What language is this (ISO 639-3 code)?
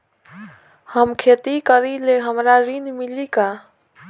bho